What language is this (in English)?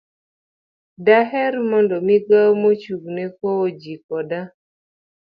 Luo (Kenya and Tanzania)